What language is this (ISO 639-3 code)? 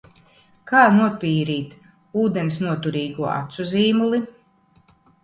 lav